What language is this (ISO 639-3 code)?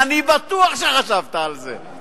heb